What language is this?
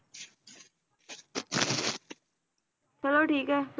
Punjabi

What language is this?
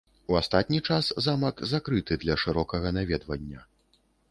Belarusian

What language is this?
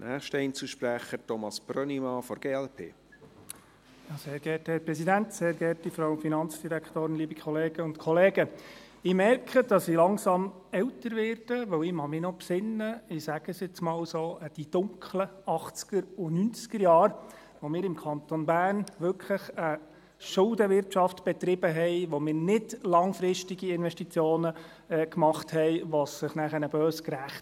Swiss German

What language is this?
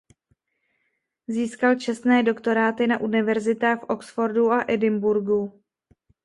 Czech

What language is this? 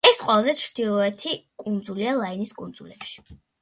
Georgian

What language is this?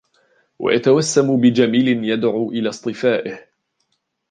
Arabic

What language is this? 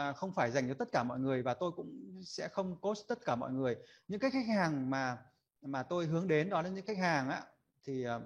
Vietnamese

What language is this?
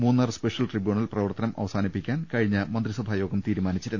Malayalam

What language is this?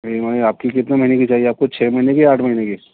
Urdu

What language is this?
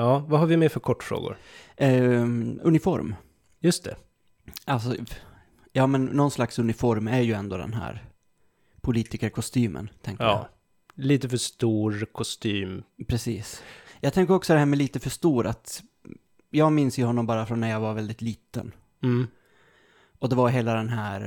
Swedish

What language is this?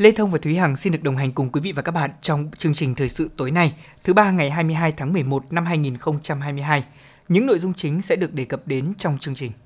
Vietnamese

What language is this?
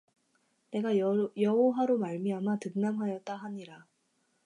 Korean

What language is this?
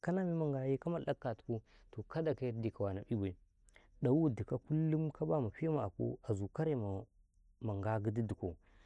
Karekare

